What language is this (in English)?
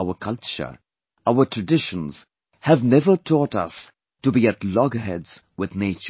English